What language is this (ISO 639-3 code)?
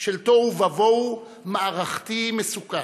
heb